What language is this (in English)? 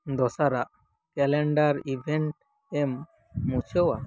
Santali